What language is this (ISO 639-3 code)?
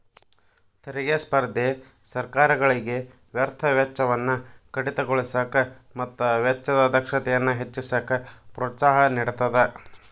kan